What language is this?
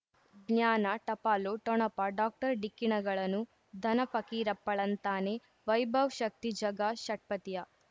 Kannada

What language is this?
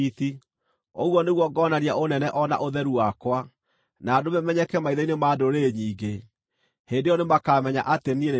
Kikuyu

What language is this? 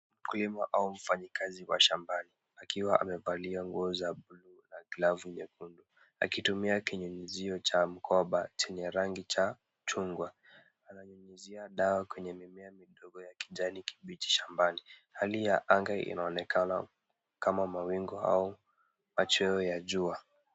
Swahili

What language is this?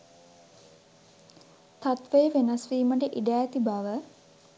Sinhala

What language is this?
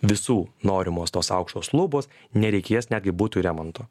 Lithuanian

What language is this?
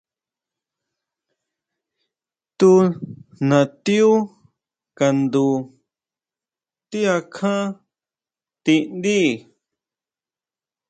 Huautla Mazatec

